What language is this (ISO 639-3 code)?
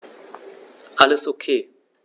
deu